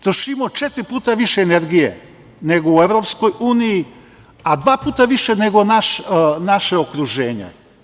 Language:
Serbian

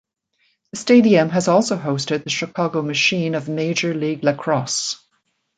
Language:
English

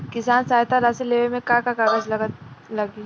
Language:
Bhojpuri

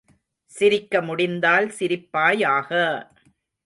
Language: Tamil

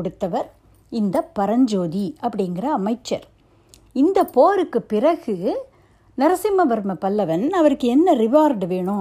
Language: Tamil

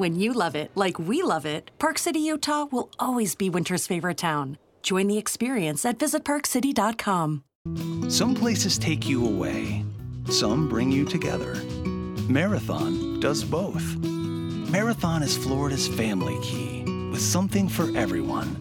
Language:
Romanian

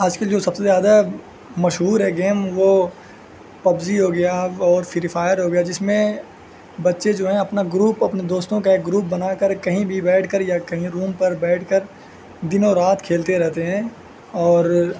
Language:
Urdu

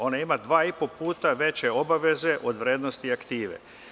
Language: Serbian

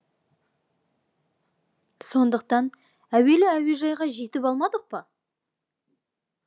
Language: Kazakh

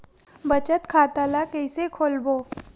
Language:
Chhattisgarhi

